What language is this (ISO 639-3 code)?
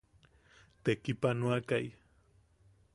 yaq